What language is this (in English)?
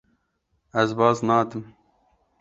Kurdish